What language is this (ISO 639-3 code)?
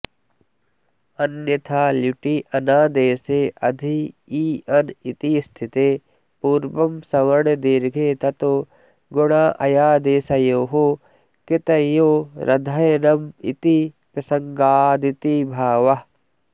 san